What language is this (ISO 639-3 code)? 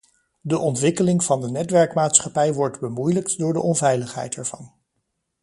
nld